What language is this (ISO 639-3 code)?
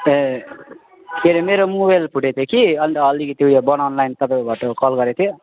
nep